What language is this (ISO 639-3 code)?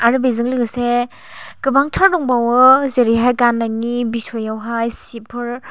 brx